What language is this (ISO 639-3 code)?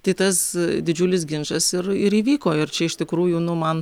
lit